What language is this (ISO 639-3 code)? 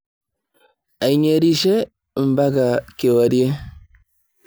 mas